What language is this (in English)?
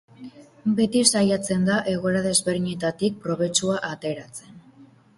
Basque